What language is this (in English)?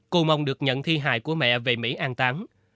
Vietnamese